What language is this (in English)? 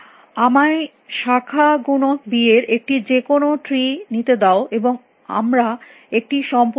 Bangla